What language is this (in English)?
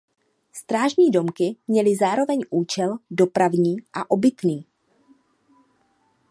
Czech